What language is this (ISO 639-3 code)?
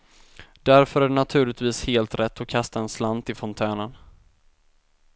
swe